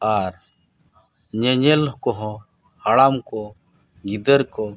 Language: Santali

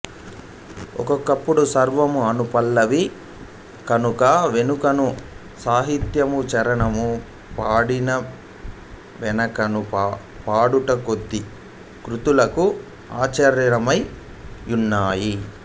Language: Telugu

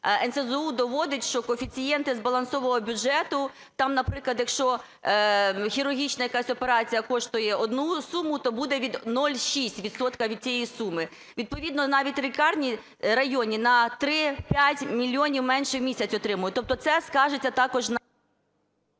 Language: Ukrainian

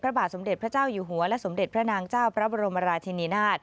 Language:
Thai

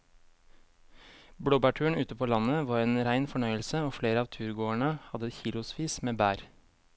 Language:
Norwegian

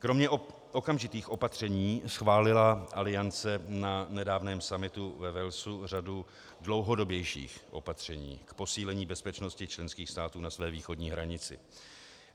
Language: Czech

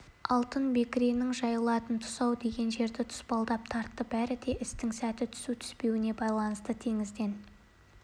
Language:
Kazakh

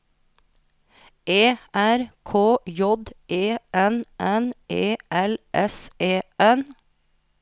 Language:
Norwegian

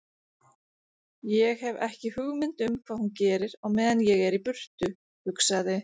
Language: Icelandic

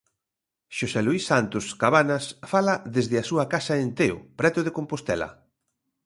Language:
Galician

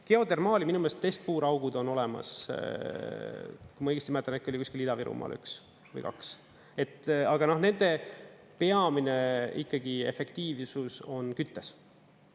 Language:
Estonian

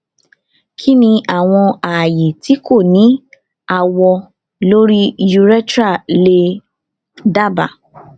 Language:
Yoruba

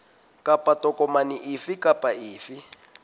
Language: Southern Sotho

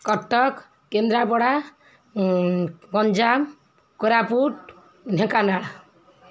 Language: Odia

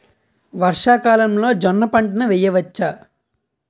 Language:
Telugu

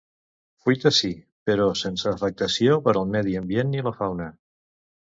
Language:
Catalan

